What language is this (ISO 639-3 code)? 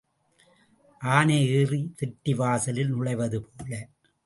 tam